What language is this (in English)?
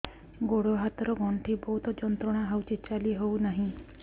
Odia